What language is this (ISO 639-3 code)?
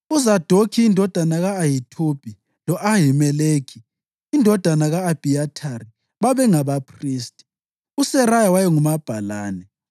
nde